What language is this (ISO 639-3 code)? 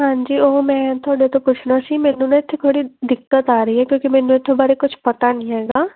pan